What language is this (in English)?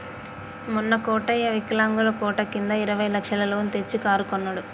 Telugu